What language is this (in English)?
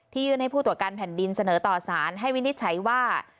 Thai